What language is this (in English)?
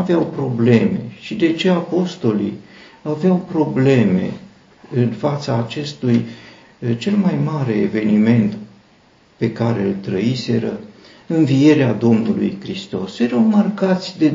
Romanian